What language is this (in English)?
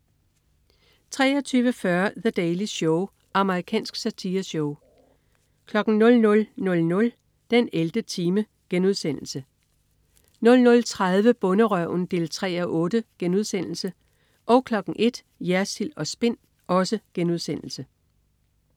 Danish